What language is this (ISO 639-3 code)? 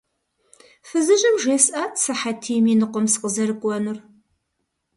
kbd